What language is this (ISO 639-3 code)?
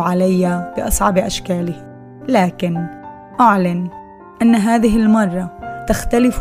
ara